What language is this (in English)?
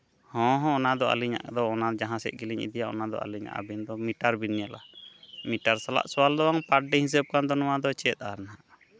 Santali